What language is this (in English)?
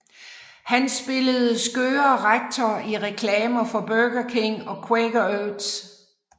Danish